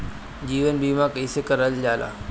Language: Bhojpuri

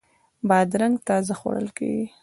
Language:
Pashto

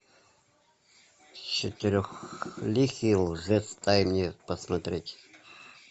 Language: Russian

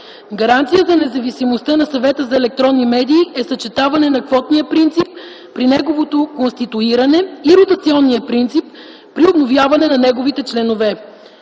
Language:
Bulgarian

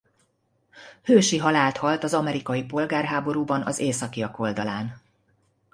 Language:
Hungarian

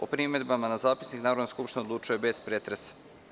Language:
Serbian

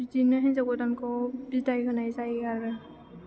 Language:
Bodo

